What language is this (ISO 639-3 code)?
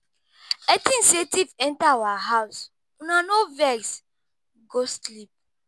pcm